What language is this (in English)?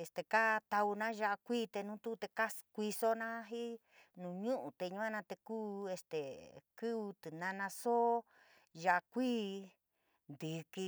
San Miguel El Grande Mixtec